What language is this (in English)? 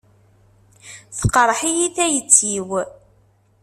Kabyle